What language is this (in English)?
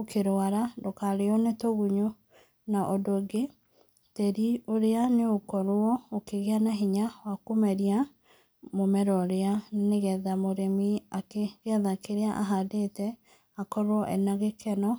Kikuyu